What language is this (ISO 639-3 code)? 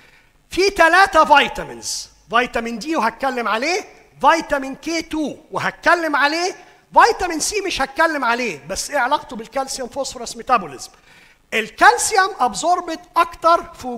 ara